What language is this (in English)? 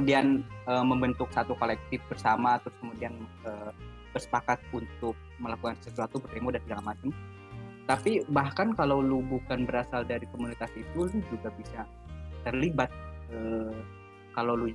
Indonesian